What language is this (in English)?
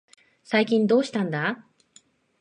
Japanese